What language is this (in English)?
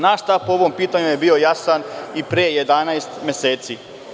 Serbian